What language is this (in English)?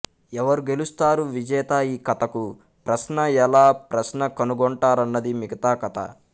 Telugu